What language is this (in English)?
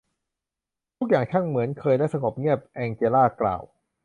Thai